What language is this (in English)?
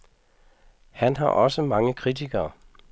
Danish